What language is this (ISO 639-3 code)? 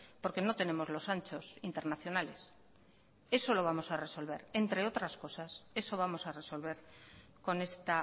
spa